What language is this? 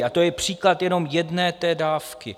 Czech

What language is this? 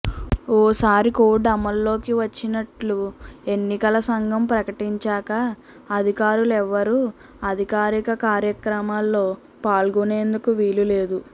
Telugu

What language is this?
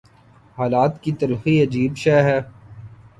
Urdu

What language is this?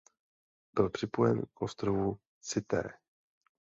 Czech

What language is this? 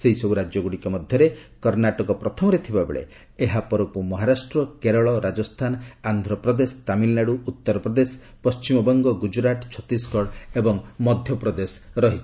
Odia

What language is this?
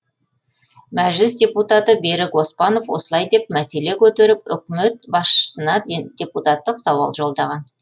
Kazakh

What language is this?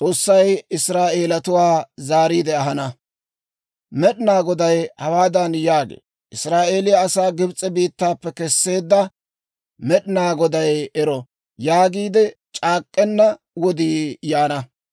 Dawro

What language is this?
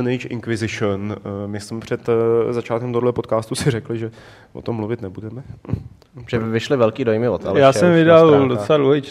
Czech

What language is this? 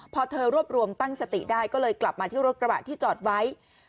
Thai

